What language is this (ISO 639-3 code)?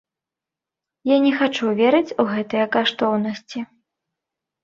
bel